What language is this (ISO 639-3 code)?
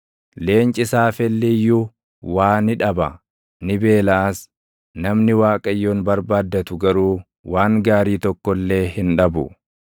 orm